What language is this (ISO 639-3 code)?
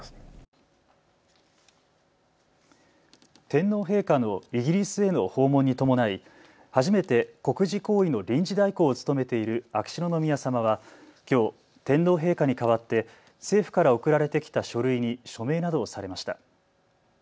jpn